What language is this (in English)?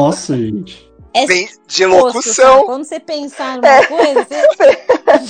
Portuguese